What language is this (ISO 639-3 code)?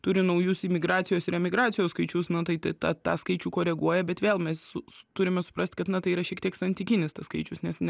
lit